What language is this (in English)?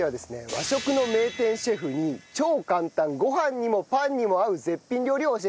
Japanese